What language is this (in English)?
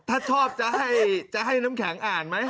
Thai